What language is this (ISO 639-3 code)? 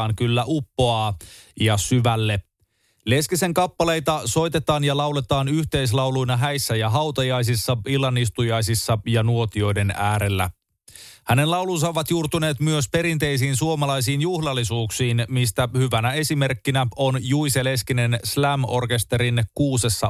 fin